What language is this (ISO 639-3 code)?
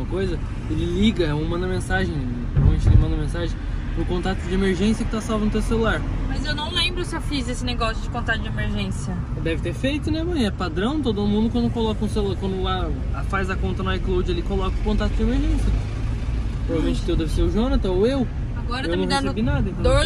por